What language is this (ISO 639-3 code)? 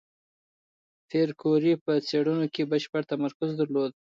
pus